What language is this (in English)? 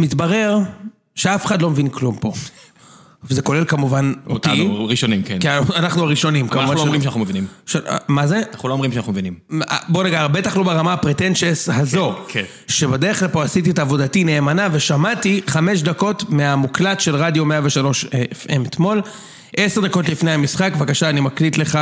Hebrew